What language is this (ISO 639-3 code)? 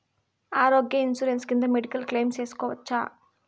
tel